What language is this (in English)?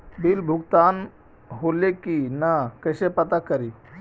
Magahi